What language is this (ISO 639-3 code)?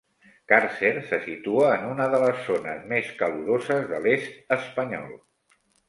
cat